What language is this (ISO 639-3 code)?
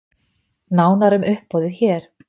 isl